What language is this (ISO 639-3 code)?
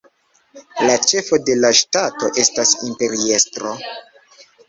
epo